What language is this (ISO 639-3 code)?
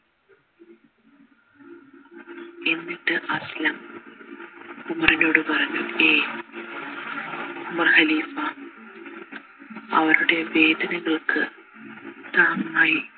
mal